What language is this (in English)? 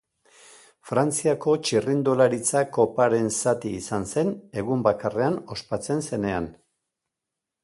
Basque